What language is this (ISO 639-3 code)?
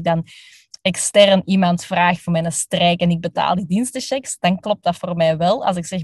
nld